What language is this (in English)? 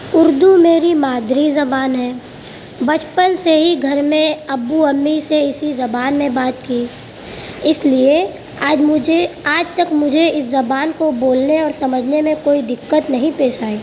Urdu